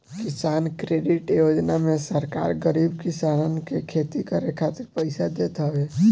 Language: Bhojpuri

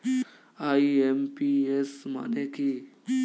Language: Bangla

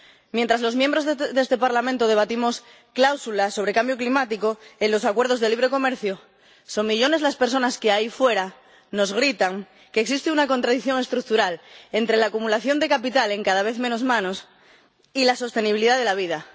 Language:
Spanish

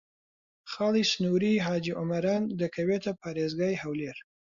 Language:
Central Kurdish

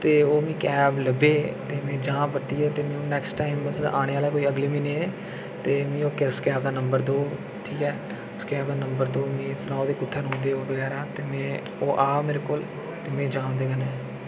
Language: Dogri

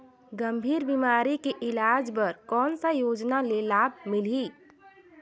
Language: Chhattisgarhi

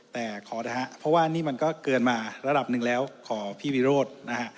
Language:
Thai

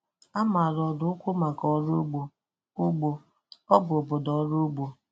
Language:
Igbo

